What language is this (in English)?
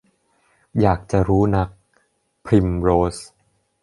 Thai